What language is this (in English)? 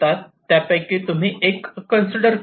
Marathi